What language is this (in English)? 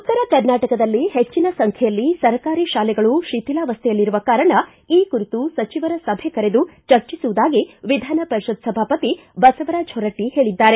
Kannada